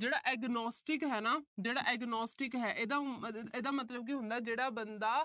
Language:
Punjabi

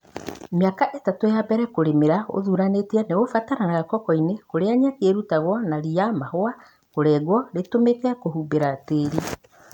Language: Kikuyu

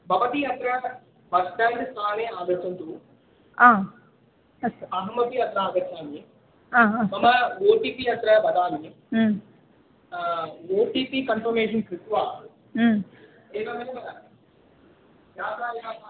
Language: Sanskrit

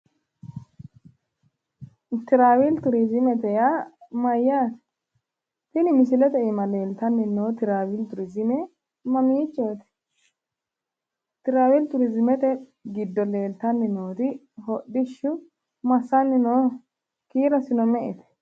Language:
Sidamo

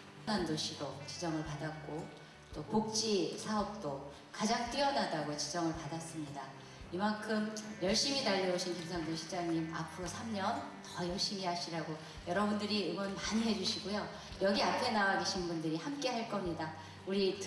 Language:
Korean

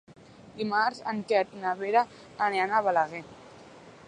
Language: Catalan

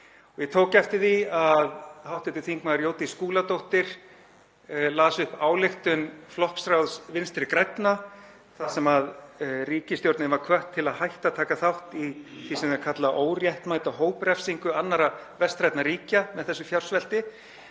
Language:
Icelandic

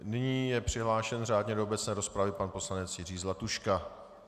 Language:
Czech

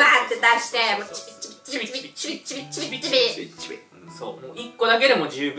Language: Japanese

